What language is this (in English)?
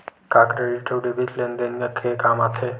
Chhattisgarhi